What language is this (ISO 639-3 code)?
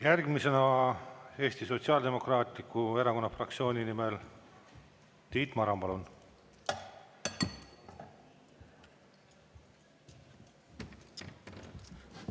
est